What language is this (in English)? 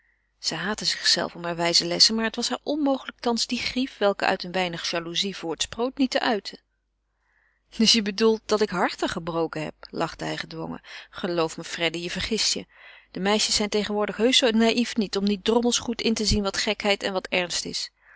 Dutch